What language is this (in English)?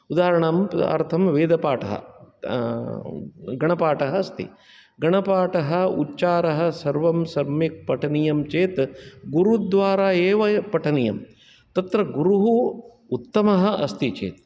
Sanskrit